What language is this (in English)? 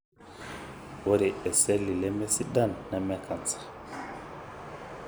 Masai